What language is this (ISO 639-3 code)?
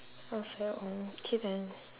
eng